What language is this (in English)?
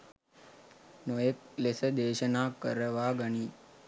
Sinhala